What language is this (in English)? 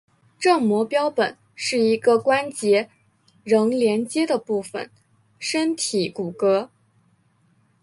Chinese